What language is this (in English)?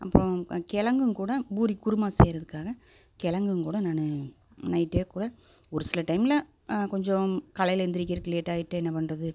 Tamil